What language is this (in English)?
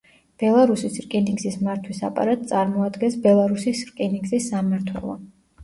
Georgian